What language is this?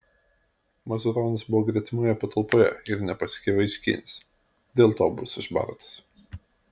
Lithuanian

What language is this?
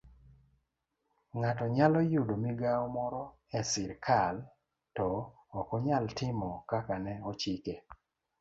Luo (Kenya and Tanzania)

